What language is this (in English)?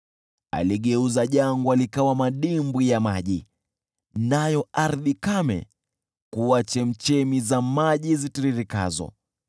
Swahili